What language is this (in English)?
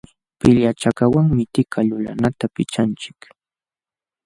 Jauja Wanca Quechua